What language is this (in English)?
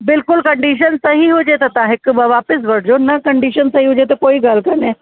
Sindhi